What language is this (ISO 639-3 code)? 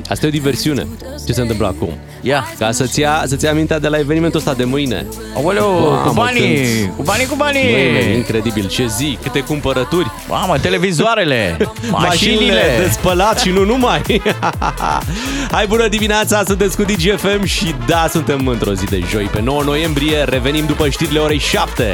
ron